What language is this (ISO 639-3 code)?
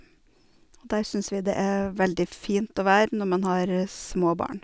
nor